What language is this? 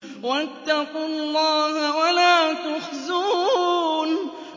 Arabic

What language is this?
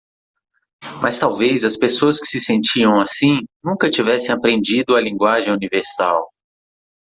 Portuguese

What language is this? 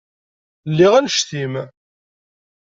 Kabyle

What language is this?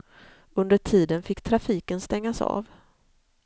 Swedish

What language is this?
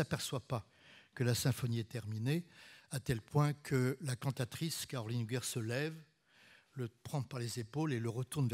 French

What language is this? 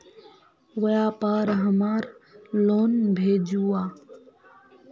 Magahi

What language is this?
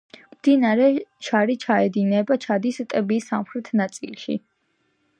Georgian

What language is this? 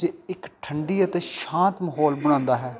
Punjabi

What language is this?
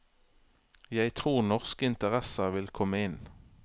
Norwegian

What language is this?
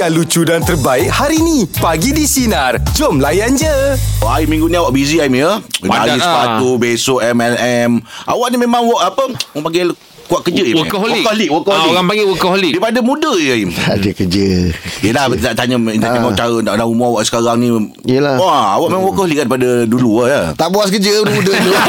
Malay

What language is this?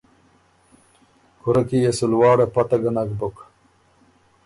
Ormuri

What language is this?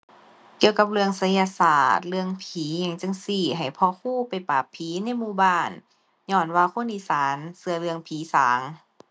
Thai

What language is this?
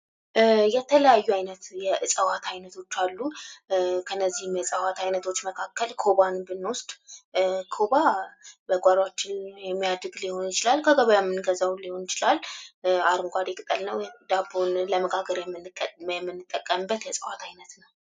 Amharic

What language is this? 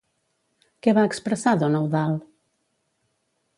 Catalan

